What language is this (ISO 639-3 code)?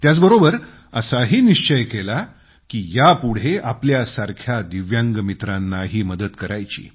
mar